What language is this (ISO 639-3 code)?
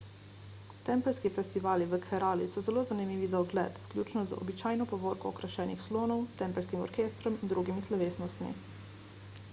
slv